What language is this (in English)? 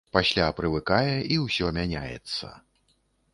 Belarusian